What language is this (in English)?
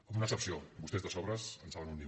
Catalan